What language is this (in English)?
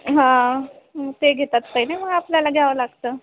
Marathi